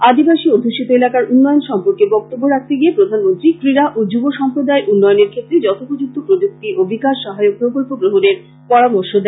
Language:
Bangla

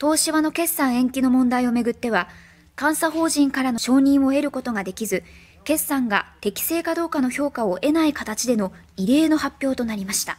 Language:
Japanese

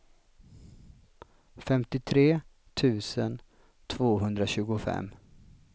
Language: Swedish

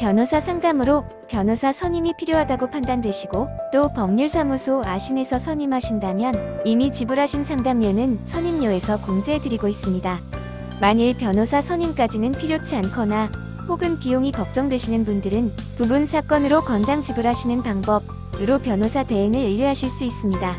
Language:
Korean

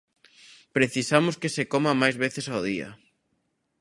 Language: Galician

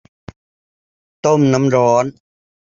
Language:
Thai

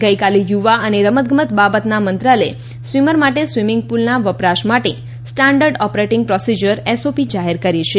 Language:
Gujarati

